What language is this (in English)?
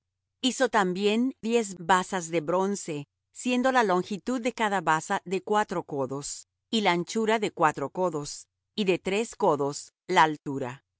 Spanish